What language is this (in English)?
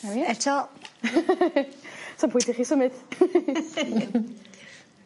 Welsh